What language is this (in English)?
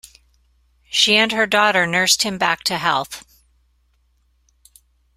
English